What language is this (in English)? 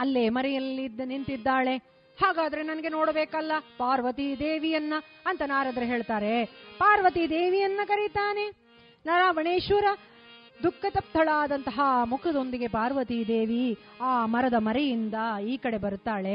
Kannada